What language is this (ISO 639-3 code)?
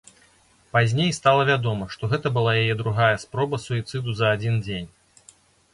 bel